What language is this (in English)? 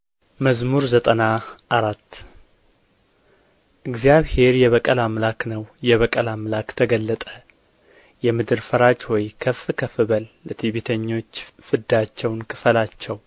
Amharic